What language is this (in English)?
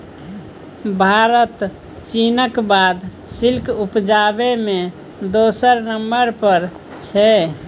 Maithili